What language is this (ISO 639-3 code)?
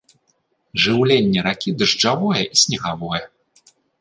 bel